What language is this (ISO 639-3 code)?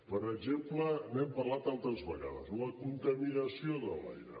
cat